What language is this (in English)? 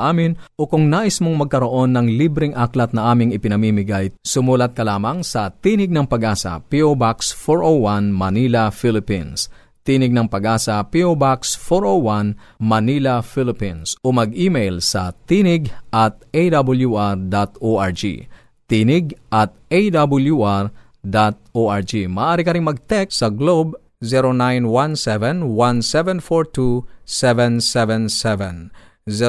Filipino